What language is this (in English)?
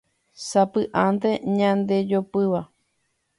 Guarani